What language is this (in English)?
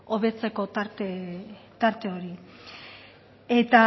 Basque